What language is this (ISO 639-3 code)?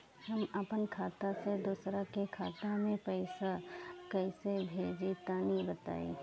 bho